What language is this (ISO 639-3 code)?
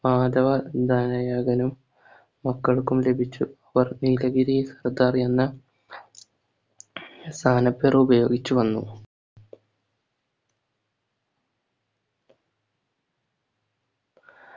mal